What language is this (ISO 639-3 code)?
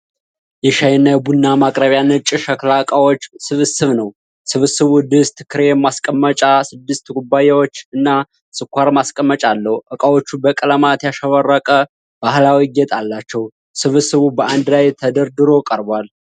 amh